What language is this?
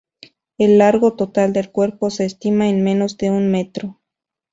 Spanish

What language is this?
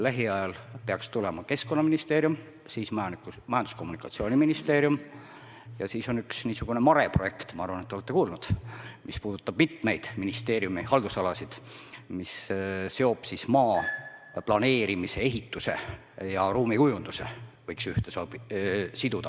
Estonian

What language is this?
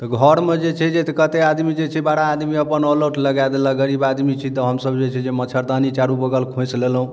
Maithili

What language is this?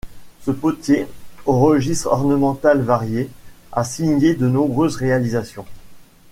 French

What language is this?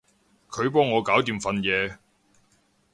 Cantonese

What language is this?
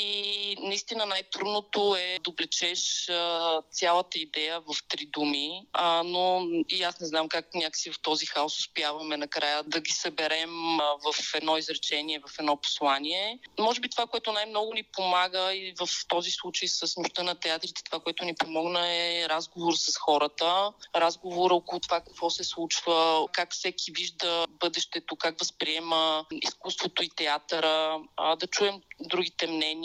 Bulgarian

